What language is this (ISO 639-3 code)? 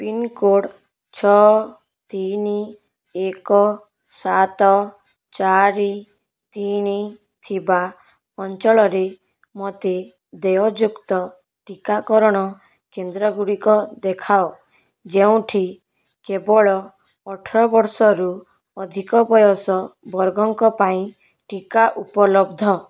ori